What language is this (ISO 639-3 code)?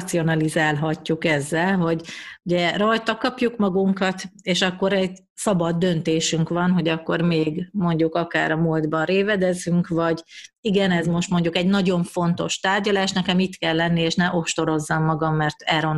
hun